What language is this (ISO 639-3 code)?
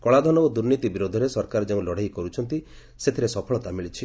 ori